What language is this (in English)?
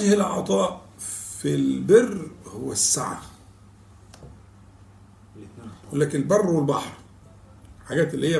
Arabic